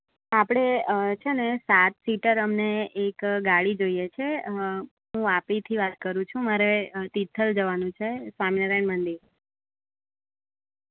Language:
Gujarati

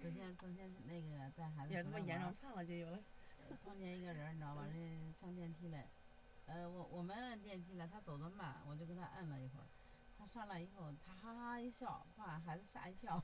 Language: Chinese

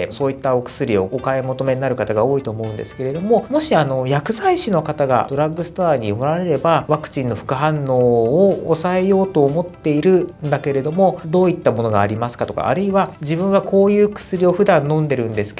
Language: Japanese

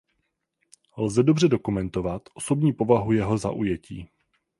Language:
Czech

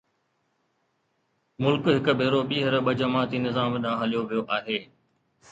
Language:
Sindhi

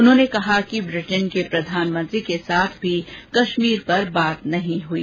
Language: Hindi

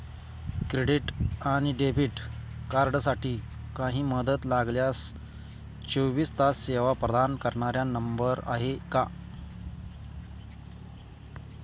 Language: Marathi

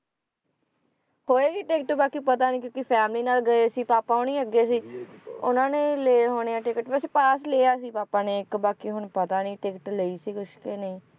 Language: Punjabi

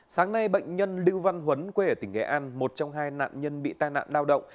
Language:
Vietnamese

